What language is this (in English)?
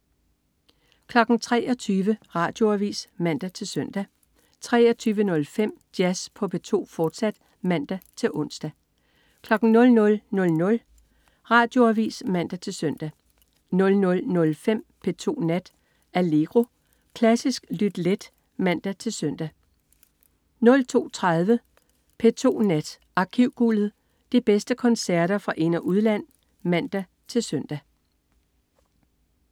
Danish